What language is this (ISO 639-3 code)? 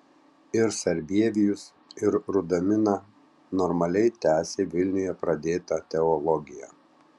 lit